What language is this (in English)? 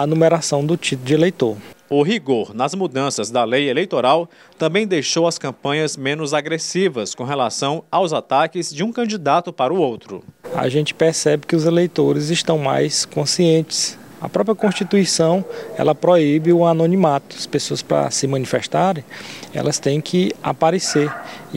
Portuguese